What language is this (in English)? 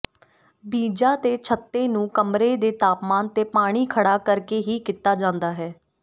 Punjabi